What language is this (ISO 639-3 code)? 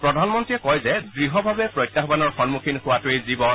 asm